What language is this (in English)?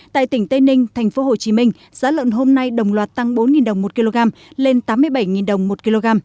Vietnamese